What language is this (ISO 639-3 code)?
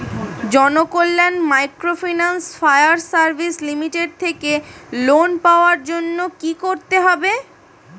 ben